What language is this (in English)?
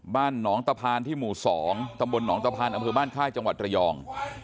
Thai